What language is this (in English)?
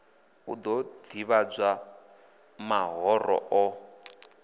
Venda